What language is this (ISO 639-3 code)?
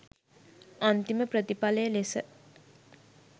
sin